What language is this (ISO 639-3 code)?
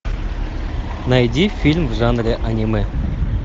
rus